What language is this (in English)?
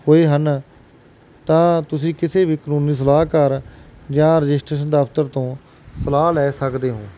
Punjabi